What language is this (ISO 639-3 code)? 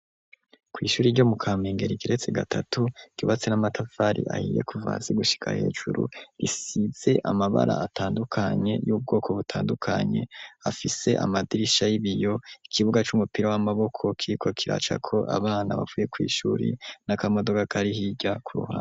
run